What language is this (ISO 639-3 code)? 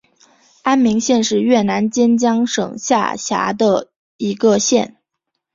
zho